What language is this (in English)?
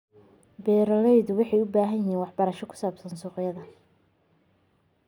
Somali